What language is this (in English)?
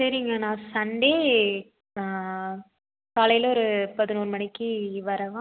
Tamil